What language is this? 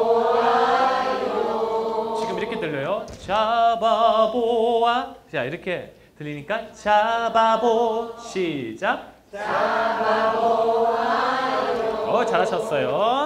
Korean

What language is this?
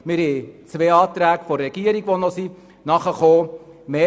Swiss German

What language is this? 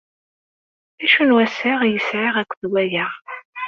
Kabyle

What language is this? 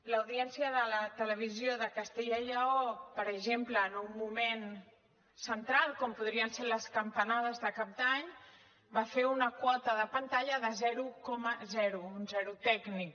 Catalan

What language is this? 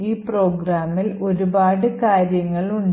Malayalam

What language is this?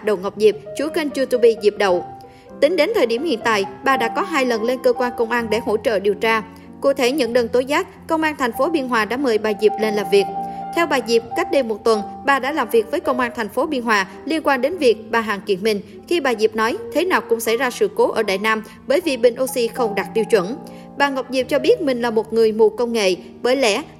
Vietnamese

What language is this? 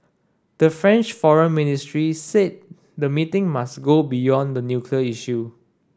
English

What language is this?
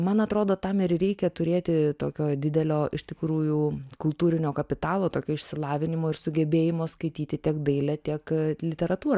Lithuanian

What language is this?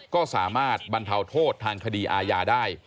Thai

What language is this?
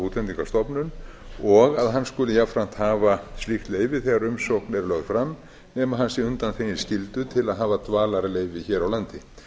Icelandic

